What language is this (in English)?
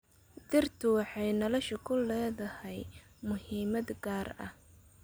Somali